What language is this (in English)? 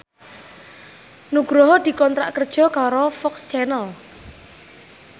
Javanese